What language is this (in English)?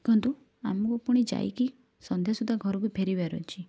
Odia